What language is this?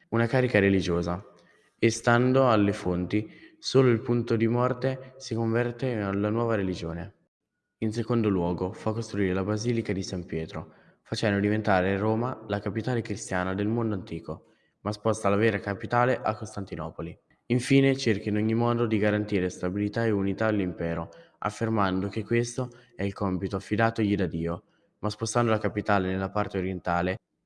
Italian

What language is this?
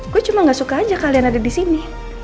Indonesian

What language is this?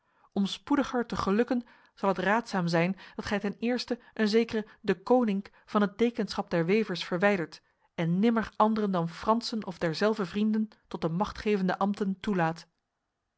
Dutch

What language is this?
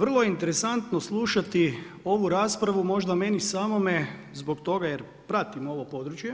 Croatian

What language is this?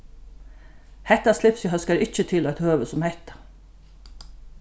Faroese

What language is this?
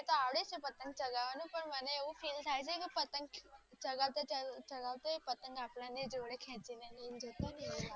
Gujarati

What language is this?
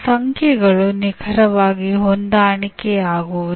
Kannada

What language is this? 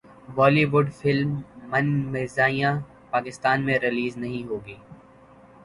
Urdu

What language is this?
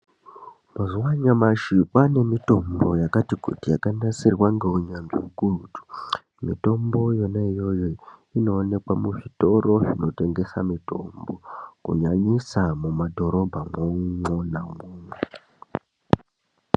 Ndau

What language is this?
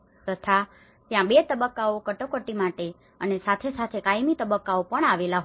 Gujarati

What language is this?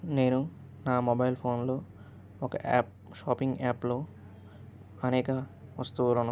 Telugu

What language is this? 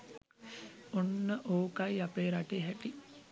Sinhala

